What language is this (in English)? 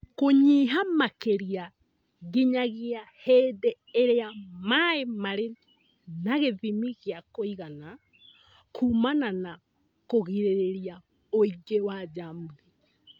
Kikuyu